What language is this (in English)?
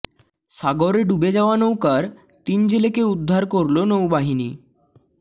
Bangla